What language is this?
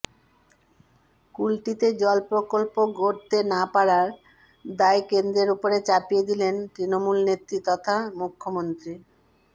Bangla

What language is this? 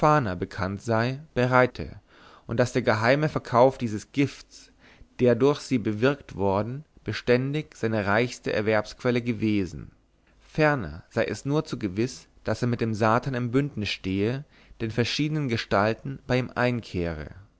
German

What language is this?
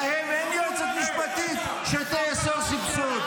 Hebrew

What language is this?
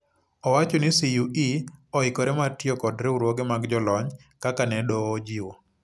Luo (Kenya and Tanzania)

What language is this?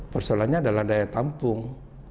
Indonesian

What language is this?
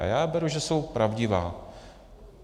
Czech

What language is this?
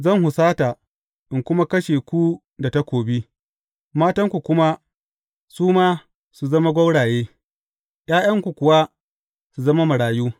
Hausa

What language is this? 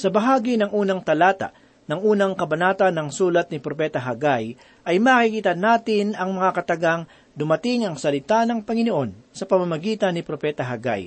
Filipino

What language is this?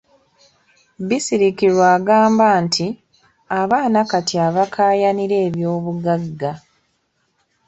Ganda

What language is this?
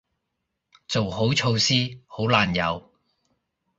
Cantonese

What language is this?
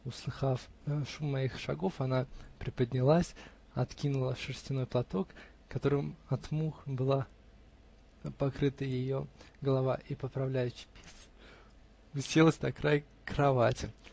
Russian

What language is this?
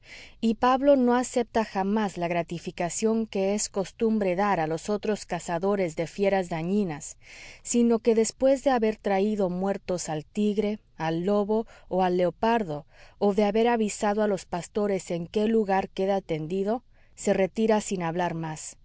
Spanish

